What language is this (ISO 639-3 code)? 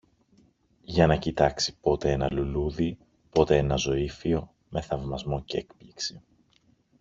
ell